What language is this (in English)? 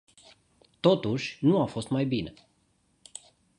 Romanian